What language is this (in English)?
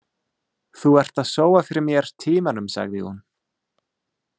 Icelandic